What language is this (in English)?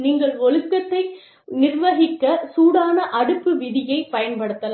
Tamil